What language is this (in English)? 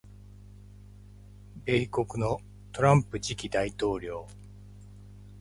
Japanese